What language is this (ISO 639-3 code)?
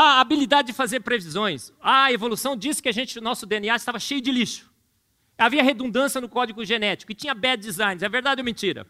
por